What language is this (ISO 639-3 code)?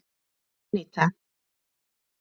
isl